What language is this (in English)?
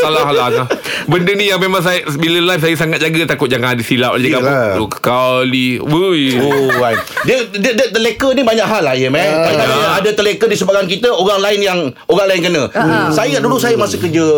Malay